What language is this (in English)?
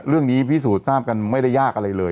Thai